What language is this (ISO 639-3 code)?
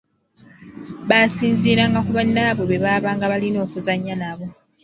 lug